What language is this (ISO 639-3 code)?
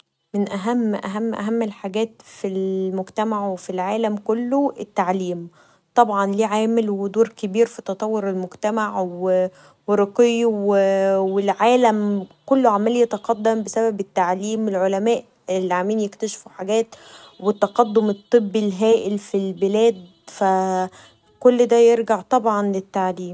arz